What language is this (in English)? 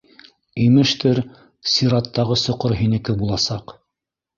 Bashkir